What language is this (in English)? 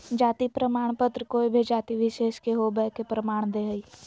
Magahi